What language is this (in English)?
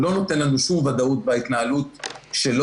Hebrew